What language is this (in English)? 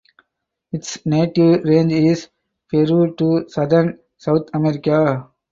English